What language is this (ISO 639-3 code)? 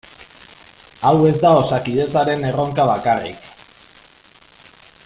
eus